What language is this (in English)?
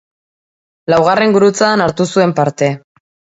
Basque